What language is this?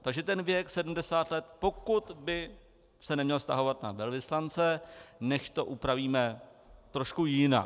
Czech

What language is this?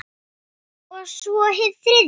Icelandic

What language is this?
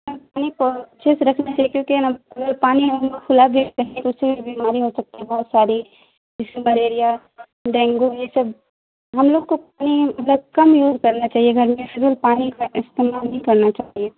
Urdu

